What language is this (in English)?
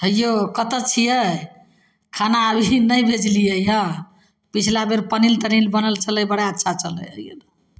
Maithili